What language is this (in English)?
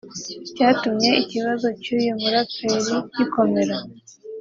Kinyarwanda